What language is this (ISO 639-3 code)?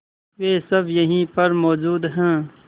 hin